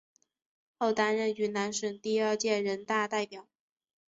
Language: Chinese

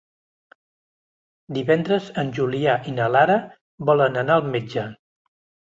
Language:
Catalan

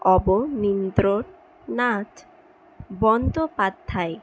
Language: Bangla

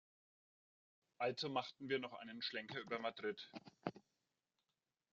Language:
German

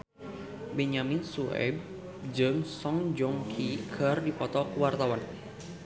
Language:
Sundanese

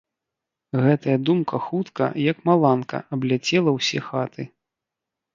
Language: Belarusian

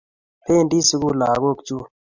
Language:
Kalenjin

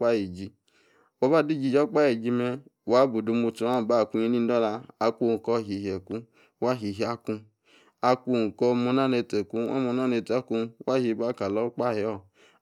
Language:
Yace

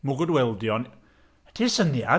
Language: Welsh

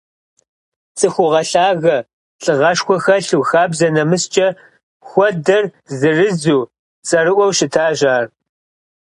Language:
Kabardian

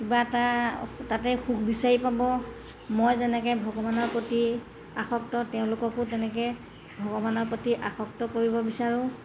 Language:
Assamese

